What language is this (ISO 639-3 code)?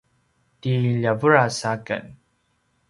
pwn